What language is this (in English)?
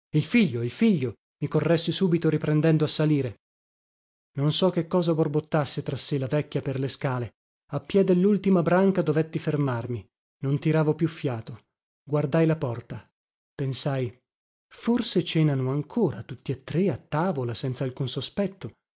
Italian